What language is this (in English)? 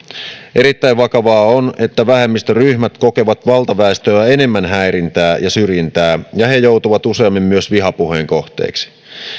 Finnish